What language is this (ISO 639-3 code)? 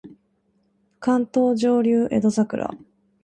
jpn